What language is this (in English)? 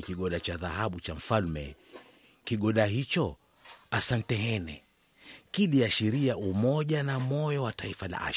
Swahili